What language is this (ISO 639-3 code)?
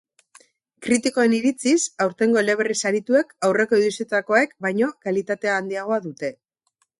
eus